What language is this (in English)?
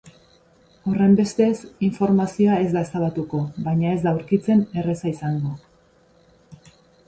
Basque